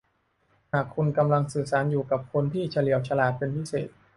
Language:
Thai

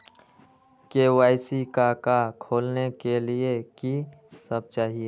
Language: Magahi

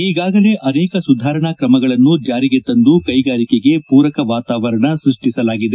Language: Kannada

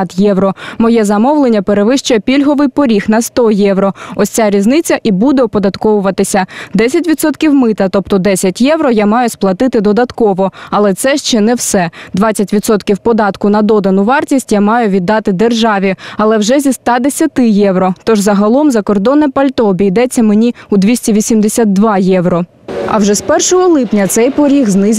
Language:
Ukrainian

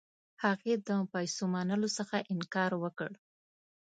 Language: Pashto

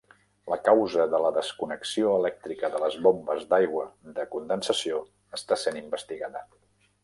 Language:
Catalan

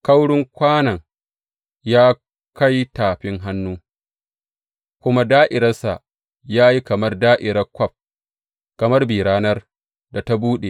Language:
Hausa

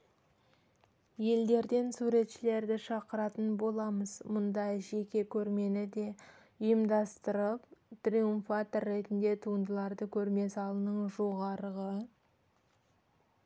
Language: Kazakh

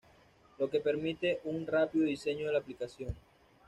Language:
Spanish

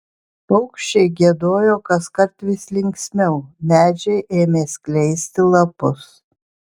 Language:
Lithuanian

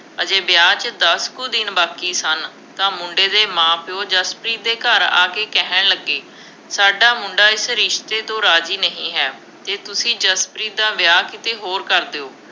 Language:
Punjabi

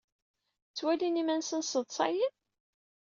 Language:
Kabyle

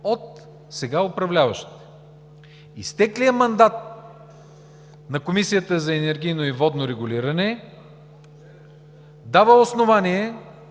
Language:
Bulgarian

